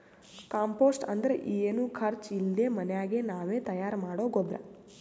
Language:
Kannada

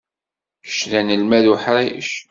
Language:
Kabyle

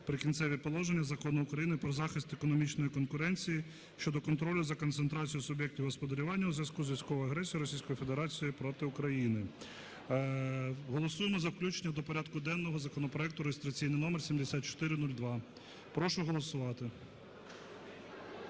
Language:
Ukrainian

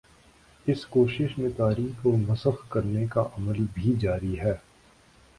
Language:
Urdu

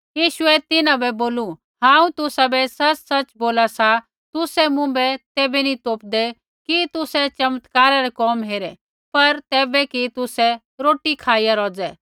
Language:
Kullu Pahari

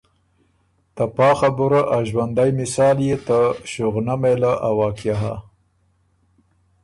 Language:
Ormuri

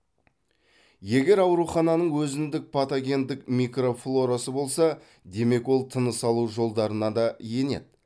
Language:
Kazakh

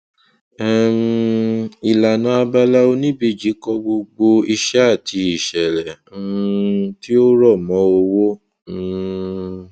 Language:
Yoruba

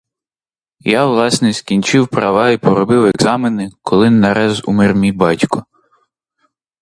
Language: Ukrainian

